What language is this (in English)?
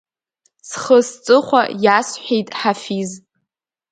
Abkhazian